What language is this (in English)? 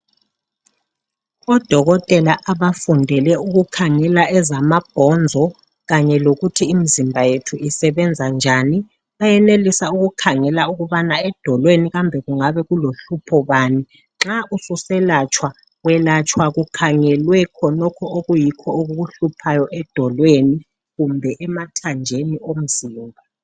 North Ndebele